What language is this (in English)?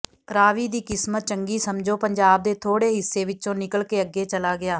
Punjabi